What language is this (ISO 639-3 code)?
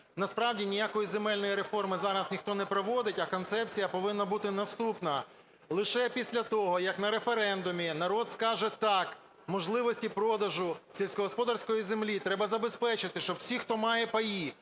ukr